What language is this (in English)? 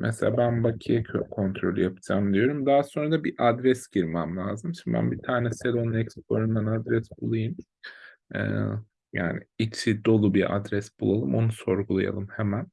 Turkish